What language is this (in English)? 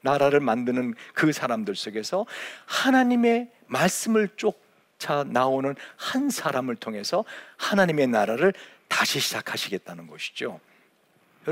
Korean